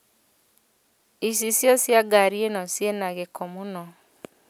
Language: Kikuyu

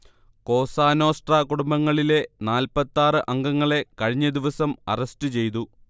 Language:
Malayalam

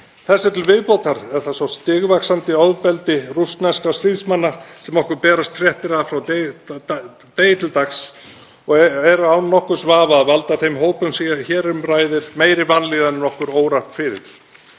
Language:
Icelandic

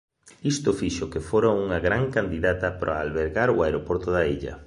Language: Galician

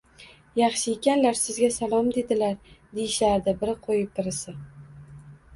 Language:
Uzbek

